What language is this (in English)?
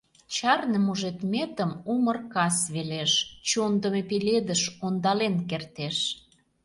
Mari